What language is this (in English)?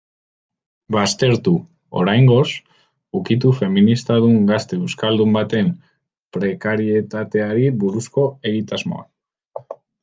Basque